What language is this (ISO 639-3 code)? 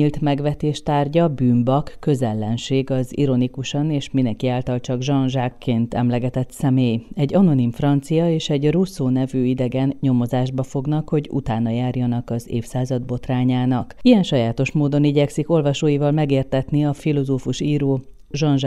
hun